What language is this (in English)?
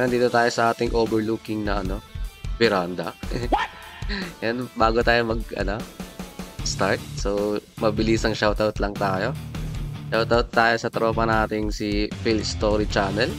Filipino